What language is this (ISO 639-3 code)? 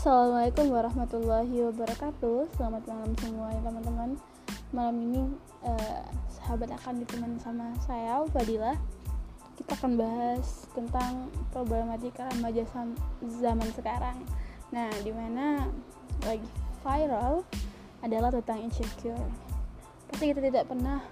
ind